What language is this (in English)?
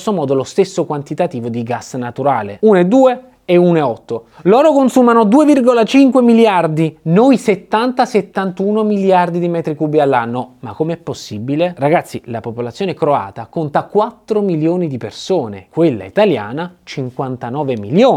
Italian